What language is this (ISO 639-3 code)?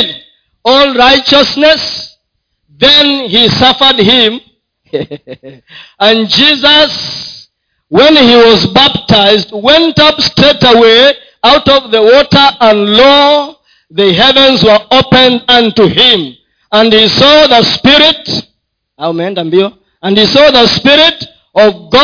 swa